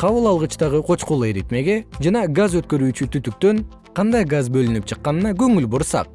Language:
Kyrgyz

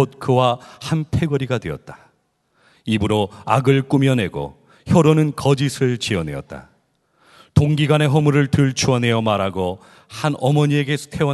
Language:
Korean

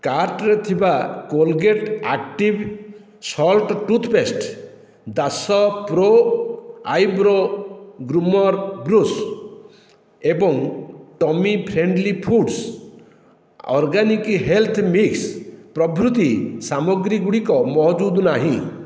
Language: Odia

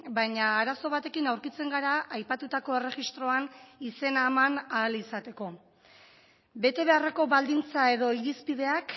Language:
Basque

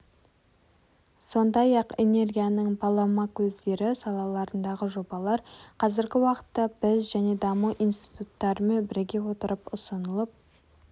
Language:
Kazakh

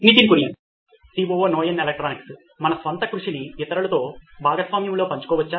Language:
Telugu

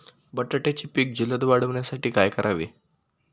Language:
Marathi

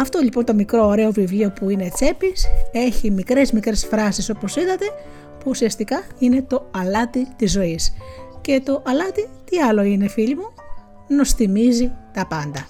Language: Greek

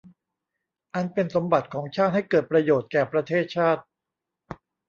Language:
Thai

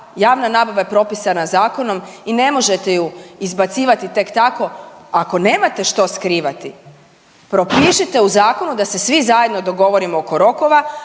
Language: Croatian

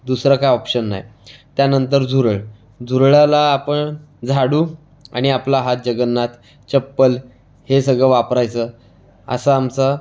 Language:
Marathi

